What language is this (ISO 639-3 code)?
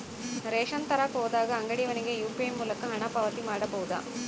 kan